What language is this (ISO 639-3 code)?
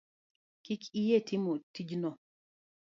luo